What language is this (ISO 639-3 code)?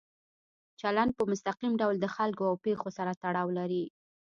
pus